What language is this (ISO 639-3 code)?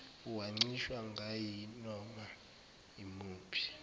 zul